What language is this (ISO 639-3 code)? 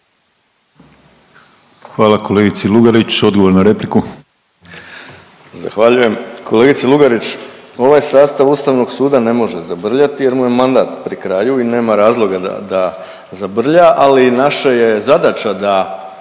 hrv